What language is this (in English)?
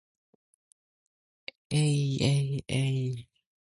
English